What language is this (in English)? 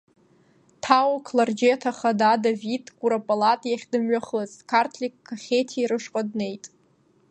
Abkhazian